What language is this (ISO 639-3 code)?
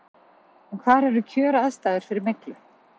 isl